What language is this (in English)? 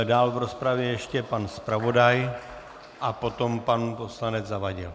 Czech